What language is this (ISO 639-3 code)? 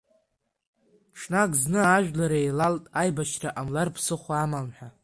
abk